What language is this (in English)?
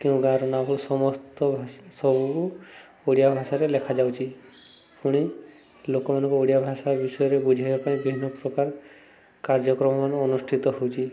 Odia